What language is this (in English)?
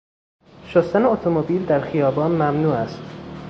Persian